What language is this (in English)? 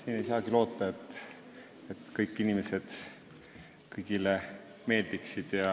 Estonian